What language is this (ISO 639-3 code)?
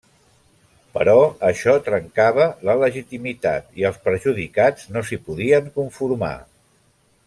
cat